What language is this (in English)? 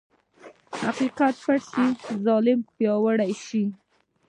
Pashto